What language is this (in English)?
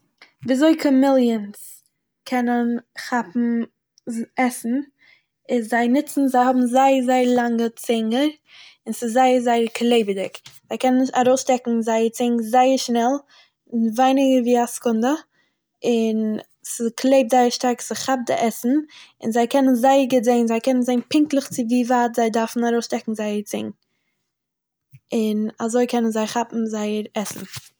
Yiddish